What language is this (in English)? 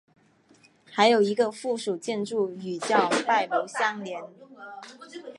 Chinese